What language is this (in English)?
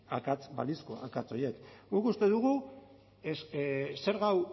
Basque